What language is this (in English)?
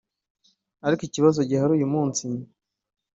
Kinyarwanda